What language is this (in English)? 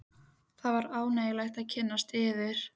Icelandic